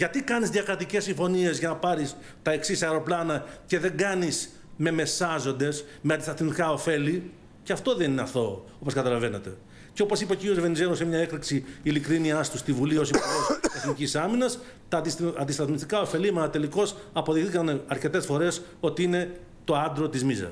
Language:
Greek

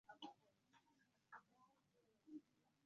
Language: Arabic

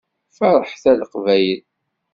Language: Kabyle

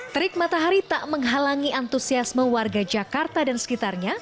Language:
Indonesian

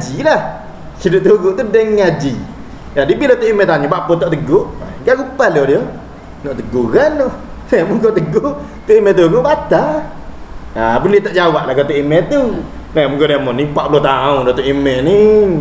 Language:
Malay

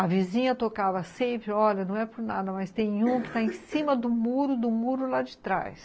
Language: Portuguese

